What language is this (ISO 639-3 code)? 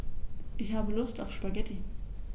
deu